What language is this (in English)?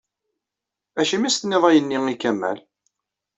Kabyle